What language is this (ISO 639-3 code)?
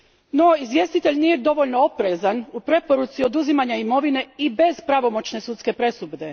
hrv